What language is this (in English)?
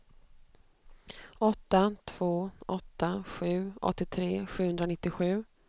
Swedish